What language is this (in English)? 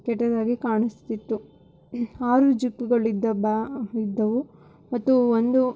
Kannada